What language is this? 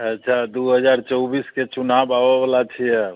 Maithili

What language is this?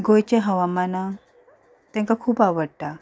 Konkani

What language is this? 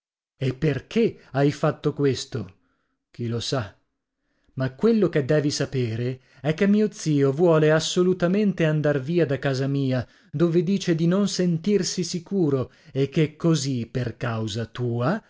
Italian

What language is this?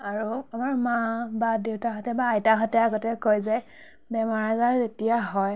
Assamese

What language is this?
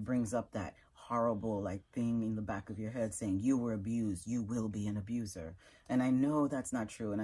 English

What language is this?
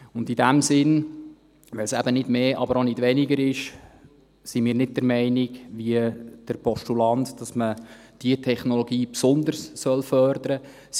Swiss German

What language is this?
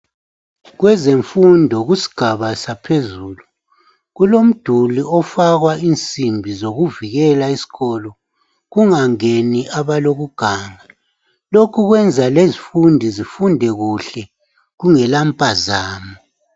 North Ndebele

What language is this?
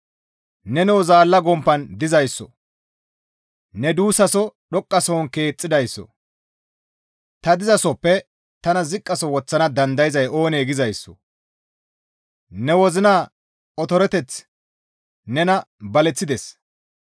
Gamo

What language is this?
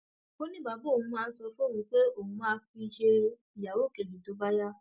Yoruba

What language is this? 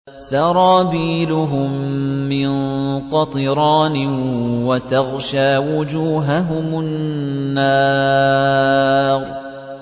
Arabic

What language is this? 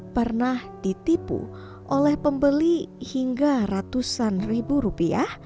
Indonesian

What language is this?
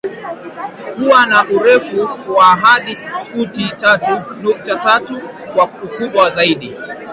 Swahili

